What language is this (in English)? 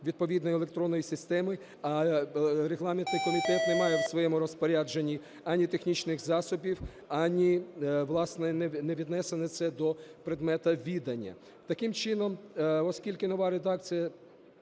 Ukrainian